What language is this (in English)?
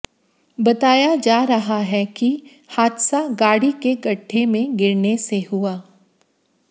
Hindi